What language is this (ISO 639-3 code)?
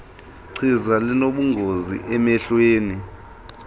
xho